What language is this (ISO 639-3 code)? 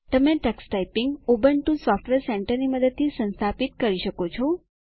guj